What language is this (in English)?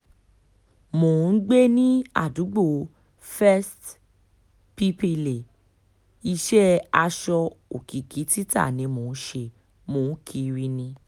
Yoruba